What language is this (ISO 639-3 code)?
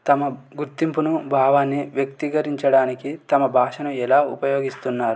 tel